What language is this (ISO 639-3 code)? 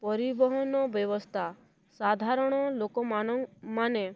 ori